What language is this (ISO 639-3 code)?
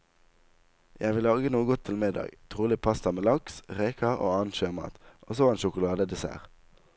nor